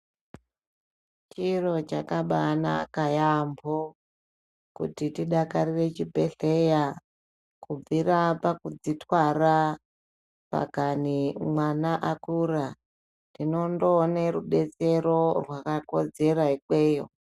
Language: Ndau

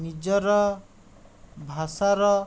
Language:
Odia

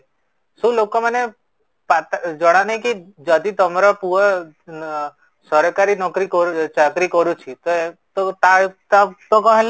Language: Odia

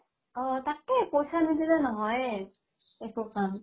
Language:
Assamese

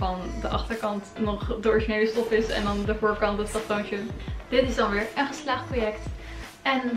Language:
Dutch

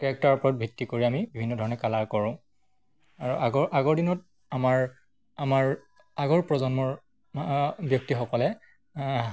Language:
Assamese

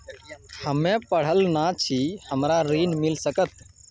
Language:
Maithili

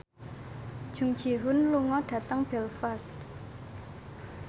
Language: Javanese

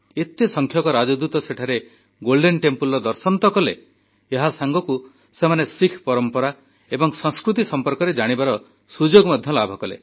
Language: Odia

